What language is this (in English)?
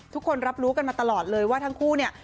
Thai